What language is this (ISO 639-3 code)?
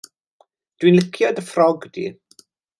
cym